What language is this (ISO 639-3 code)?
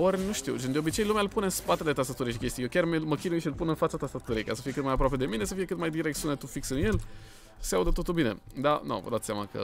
ron